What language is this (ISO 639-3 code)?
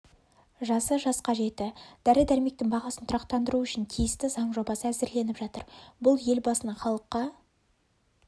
kaz